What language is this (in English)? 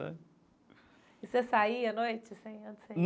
Portuguese